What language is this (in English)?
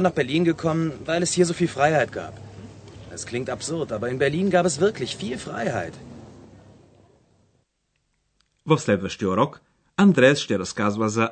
Bulgarian